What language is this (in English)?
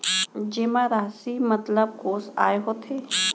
Chhattisgarhi